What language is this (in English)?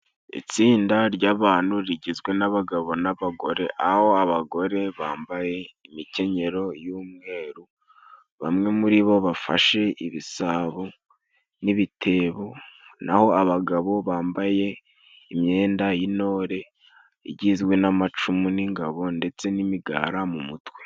Kinyarwanda